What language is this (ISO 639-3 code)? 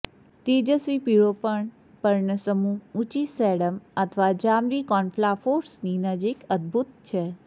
guj